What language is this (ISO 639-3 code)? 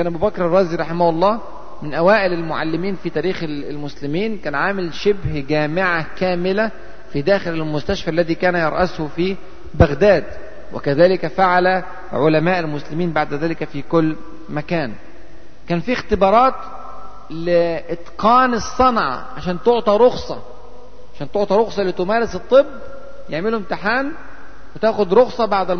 ara